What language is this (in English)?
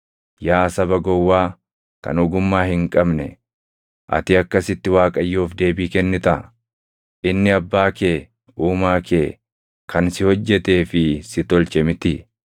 Oromo